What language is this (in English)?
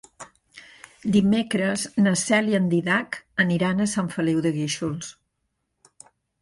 Catalan